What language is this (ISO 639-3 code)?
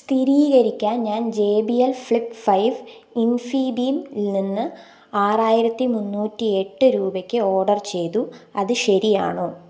mal